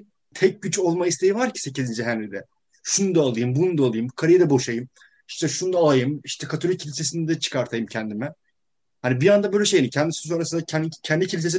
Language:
Turkish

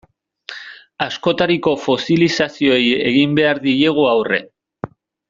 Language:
Basque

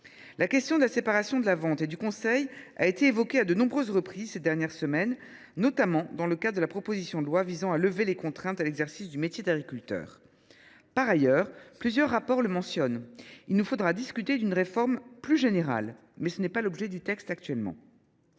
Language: French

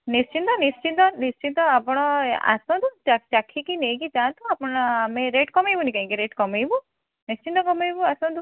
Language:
Odia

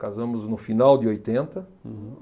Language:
Portuguese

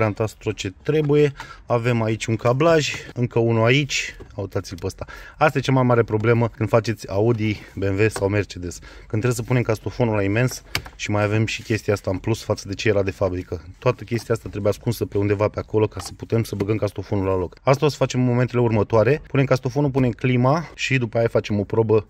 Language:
Romanian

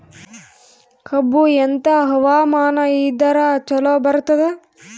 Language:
Kannada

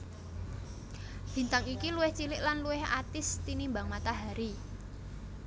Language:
Javanese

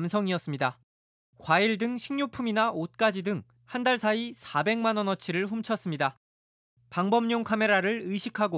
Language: Korean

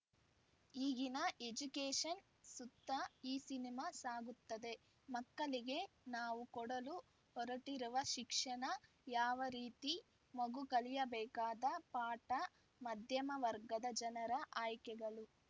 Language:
Kannada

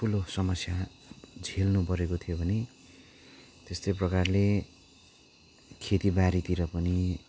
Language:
Nepali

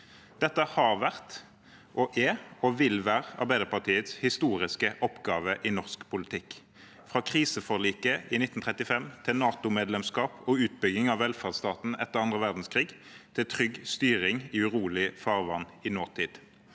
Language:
Norwegian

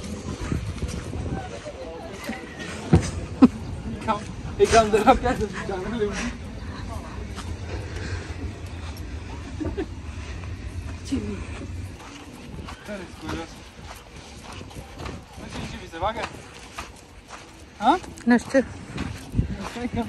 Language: Romanian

